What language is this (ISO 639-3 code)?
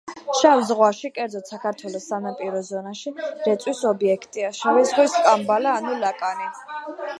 kat